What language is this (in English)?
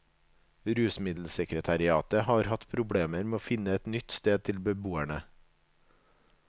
Norwegian